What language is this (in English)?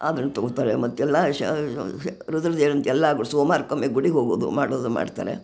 Kannada